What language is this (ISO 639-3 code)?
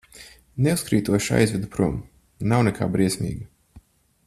lav